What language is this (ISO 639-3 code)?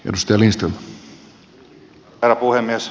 fin